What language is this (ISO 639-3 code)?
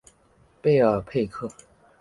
zho